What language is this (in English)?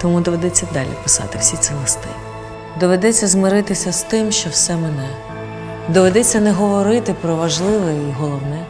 Ukrainian